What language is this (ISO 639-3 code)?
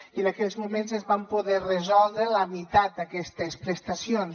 cat